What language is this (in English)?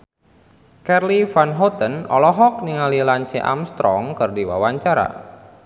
Sundanese